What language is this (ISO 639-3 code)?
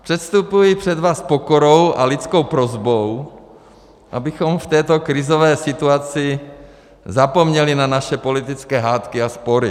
ces